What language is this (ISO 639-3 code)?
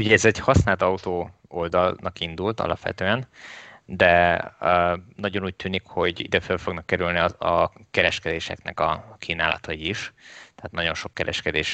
hun